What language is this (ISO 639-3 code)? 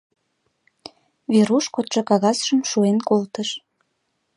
chm